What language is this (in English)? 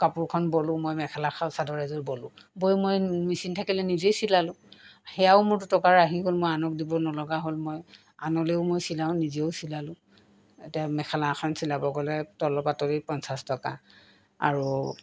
Assamese